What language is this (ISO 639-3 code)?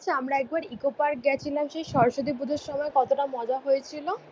ben